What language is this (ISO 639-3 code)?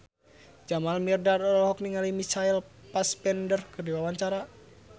sun